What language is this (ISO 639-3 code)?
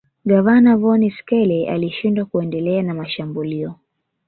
swa